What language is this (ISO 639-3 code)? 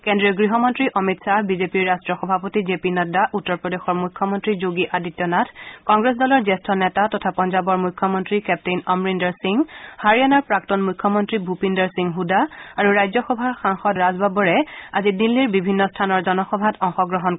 asm